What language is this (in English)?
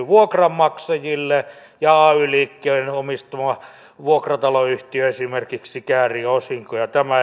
Finnish